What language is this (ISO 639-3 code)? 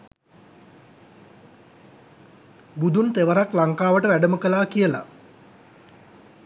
sin